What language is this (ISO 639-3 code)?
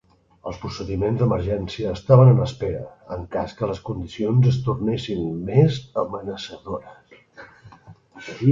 cat